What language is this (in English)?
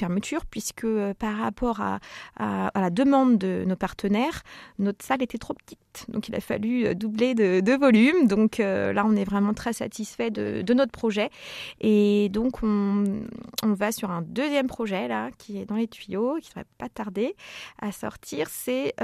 French